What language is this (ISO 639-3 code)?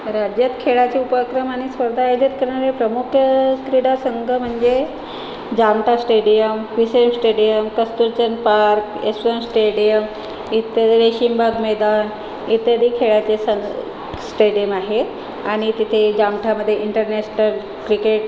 mar